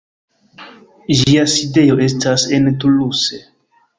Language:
Esperanto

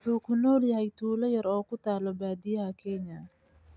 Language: Somali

